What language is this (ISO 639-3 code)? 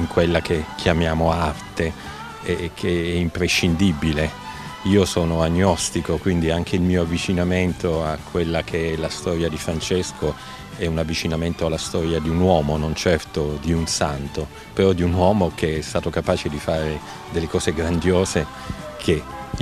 ita